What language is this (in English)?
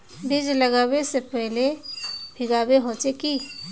Magahi